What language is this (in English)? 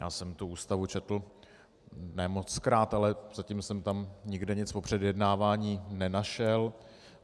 Czech